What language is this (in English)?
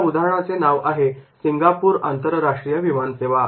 Marathi